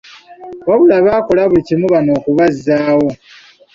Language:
Ganda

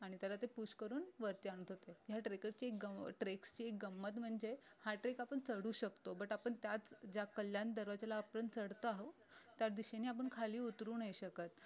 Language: Marathi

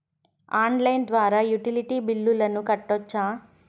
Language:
Telugu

